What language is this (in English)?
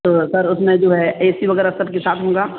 Urdu